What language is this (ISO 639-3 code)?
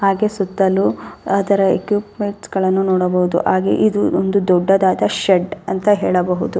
kan